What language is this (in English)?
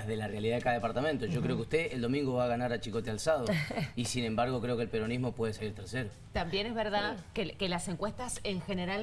Spanish